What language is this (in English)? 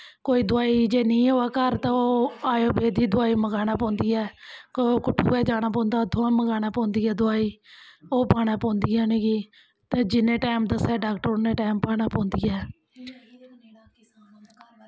Dogri